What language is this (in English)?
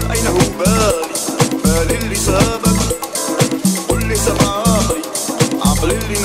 Romanian